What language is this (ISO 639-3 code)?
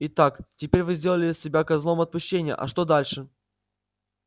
rus